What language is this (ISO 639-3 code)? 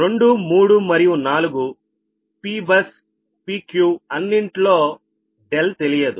tel